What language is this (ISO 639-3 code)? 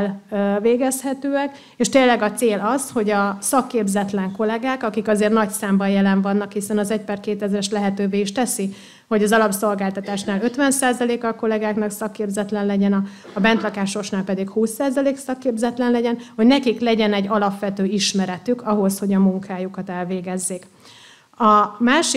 hun